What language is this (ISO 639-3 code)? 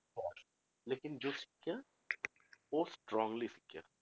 pan